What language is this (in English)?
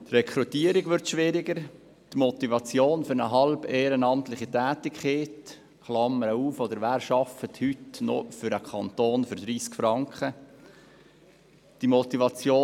Swiss German